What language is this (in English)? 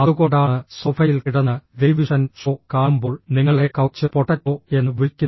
Malayalam